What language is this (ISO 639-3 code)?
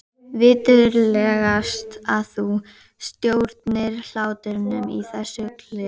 isl